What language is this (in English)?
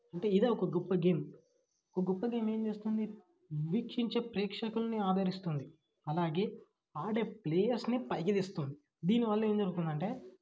Telugu